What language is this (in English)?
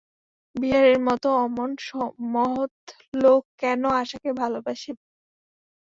Bangla